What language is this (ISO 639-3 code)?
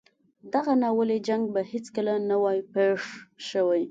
pus